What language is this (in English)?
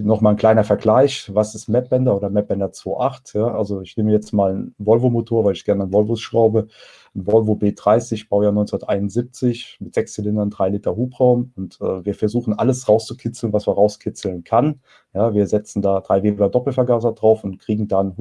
German